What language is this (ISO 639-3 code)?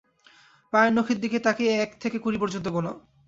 ben